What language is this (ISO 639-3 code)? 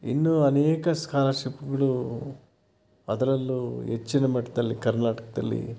kan